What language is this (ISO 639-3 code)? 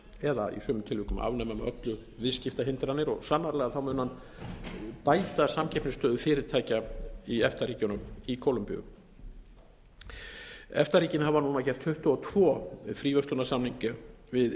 isl